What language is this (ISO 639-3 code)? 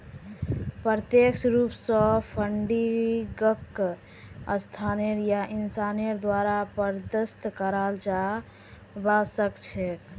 mag